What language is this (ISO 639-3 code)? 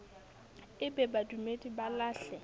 sot